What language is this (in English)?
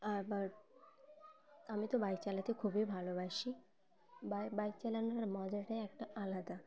Bangla